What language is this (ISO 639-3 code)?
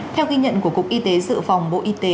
vie